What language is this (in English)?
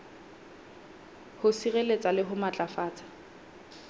Southern Sotho